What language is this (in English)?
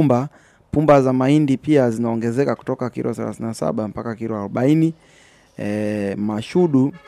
Swahili